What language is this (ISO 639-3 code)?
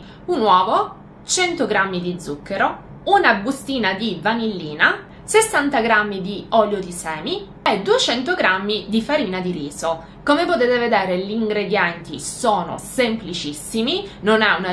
ita